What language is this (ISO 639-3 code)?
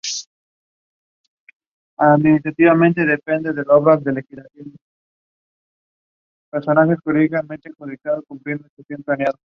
spa